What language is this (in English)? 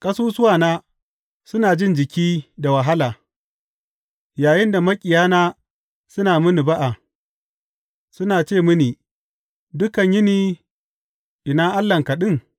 Hausa